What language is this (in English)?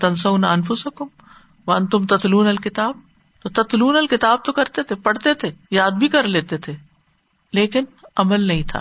Urdu